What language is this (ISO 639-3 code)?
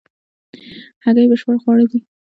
pus